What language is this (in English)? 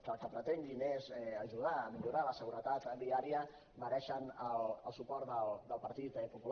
Catalan